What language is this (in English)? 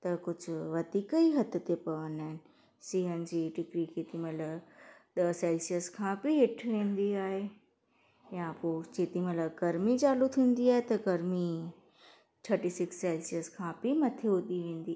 Sindhi